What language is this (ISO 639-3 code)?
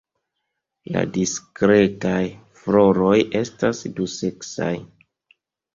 epo